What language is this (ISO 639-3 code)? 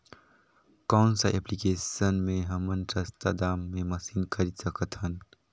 hne